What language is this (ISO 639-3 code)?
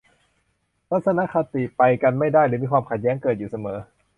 tha